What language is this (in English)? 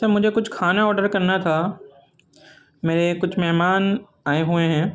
Urdu